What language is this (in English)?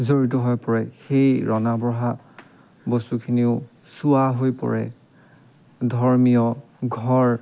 Assamese